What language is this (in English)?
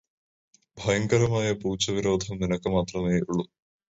Malayalam